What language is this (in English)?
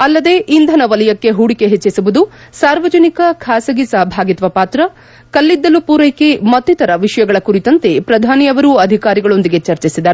Kannada